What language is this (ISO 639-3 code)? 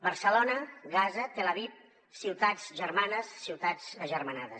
cat